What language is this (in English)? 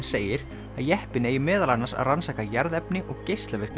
Icelandic